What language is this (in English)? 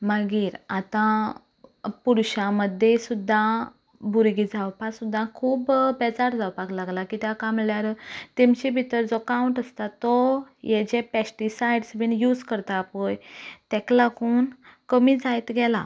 Konkani